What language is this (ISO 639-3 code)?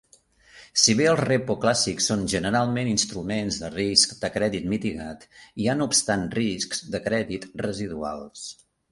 cat